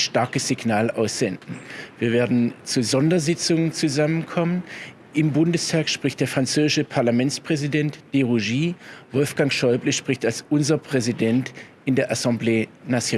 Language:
German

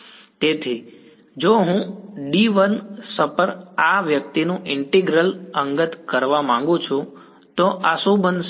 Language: Gujarati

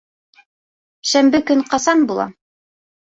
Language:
Bashkir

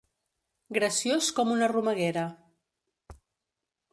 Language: Catalan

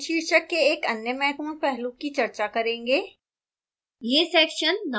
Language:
Hindi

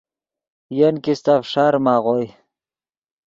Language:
Yidgha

